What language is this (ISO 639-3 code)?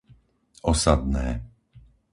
slk